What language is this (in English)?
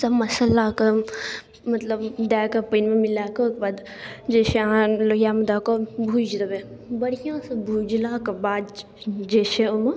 Maithili